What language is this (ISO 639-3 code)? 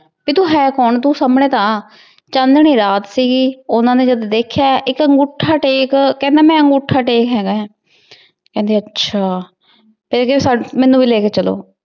pan